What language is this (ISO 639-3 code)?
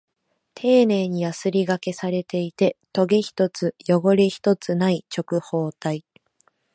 jpn